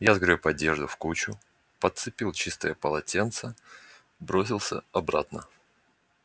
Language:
Russian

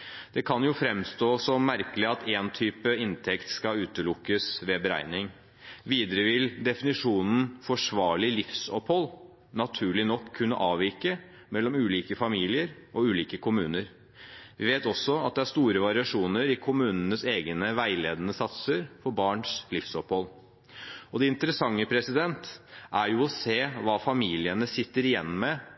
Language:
Norwegian Bokmål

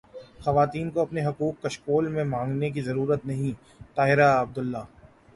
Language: Urdu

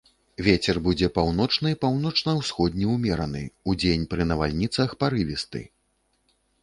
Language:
Belarusian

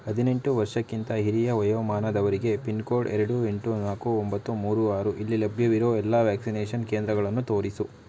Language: Kannada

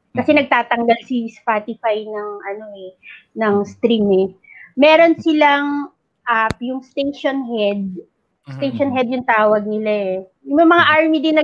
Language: Filipino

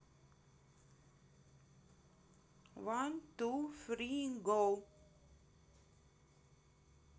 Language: Russian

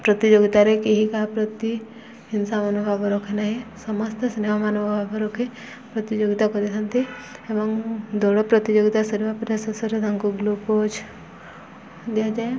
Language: Odia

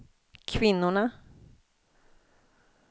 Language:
Swedish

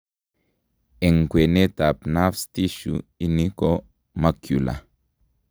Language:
Kalenjin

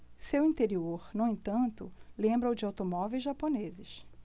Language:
Portuguese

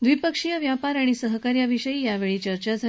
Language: Marathi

